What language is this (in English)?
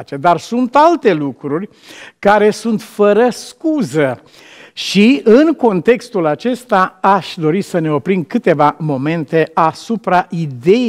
Romanian